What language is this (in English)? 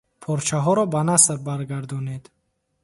Tajik